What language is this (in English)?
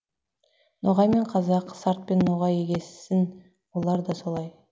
Kazakh